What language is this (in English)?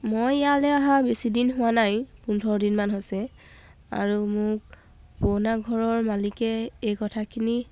Assamese